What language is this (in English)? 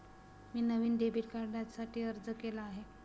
Marathi